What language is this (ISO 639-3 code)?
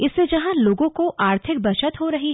hin